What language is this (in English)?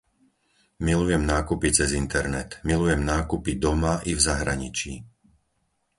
Slovak